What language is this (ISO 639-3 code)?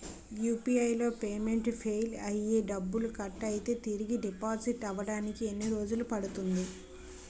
tel